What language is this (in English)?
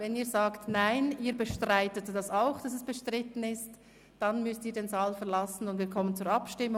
Swiss German